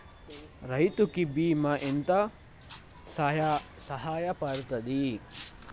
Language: Telugu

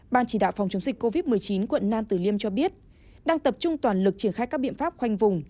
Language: Vietnamese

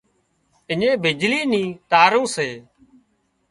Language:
Wadiyara Koli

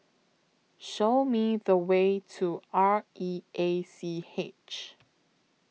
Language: English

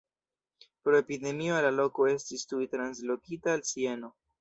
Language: Esperanto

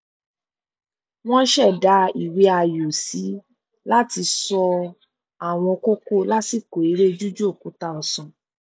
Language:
Yoruba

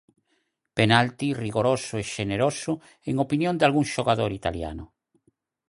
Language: Galician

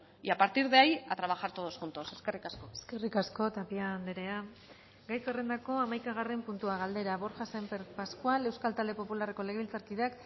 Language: Basque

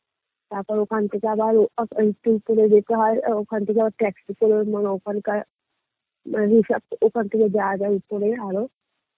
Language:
Bangla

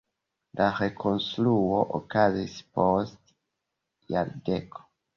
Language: Esperanto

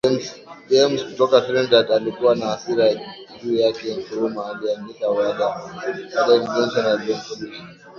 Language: Swahili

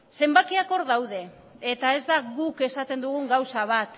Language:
Basque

